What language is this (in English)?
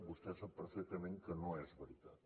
Catalan